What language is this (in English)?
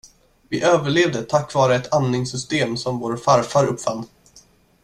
Swedish